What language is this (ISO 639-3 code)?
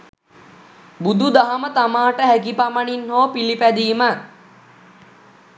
sin